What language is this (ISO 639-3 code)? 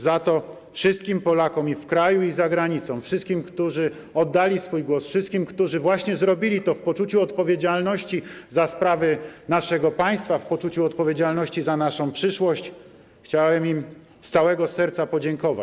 pol